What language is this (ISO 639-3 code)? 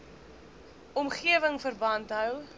afr